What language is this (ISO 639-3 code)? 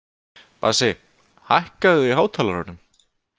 isl